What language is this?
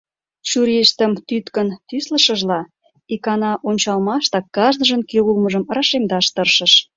Mari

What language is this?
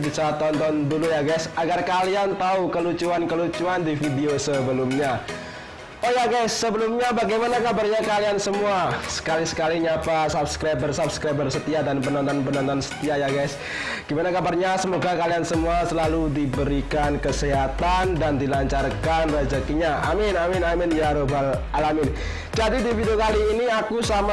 Indonesian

